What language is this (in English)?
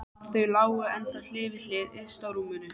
Icelandic